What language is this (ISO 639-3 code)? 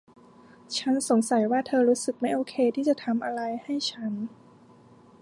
tha